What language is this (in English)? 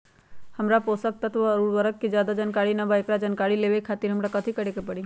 Magahi